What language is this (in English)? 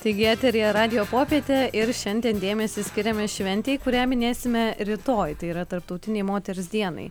Lithuanian